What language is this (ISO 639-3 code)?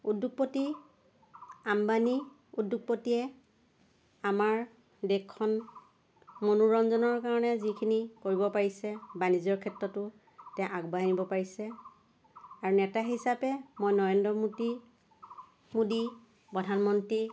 asm